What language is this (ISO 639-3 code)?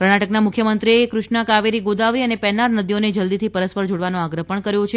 guj